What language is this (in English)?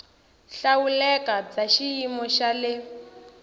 Tsonga